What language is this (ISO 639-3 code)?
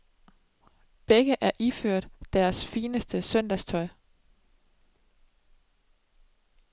dan